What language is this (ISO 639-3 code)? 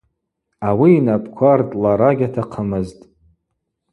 abq